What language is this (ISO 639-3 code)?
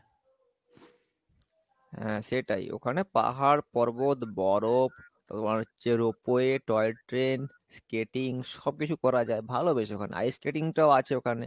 ben